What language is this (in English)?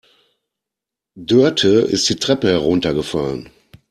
German